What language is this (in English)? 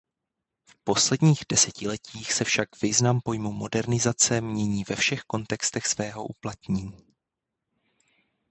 Czech